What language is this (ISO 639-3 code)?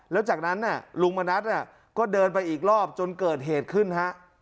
tha